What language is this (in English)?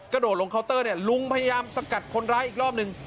Thai